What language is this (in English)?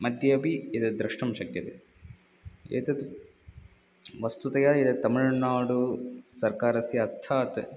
Sanskrit